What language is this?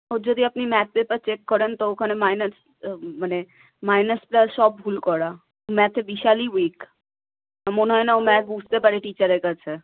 Bangla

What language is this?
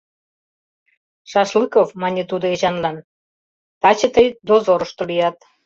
Mari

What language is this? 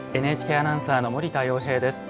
Japanese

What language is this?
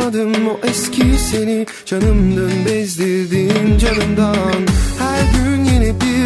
Turkish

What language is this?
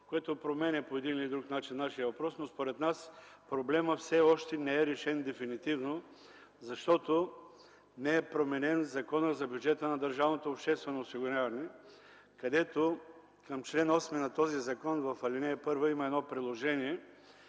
Bulgarian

